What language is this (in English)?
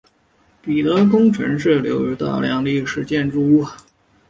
Chinese